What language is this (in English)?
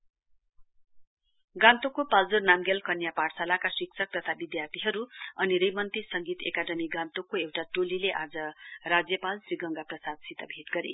Nepali